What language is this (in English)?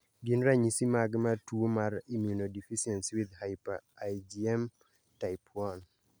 Luo (Kenya and Tanzania)